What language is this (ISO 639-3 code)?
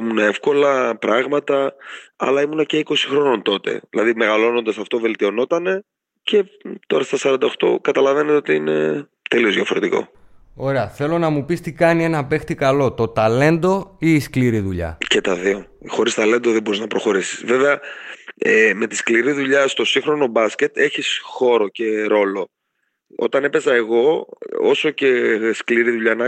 ell